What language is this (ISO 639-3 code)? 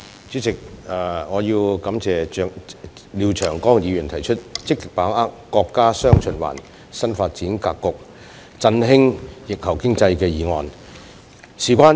yue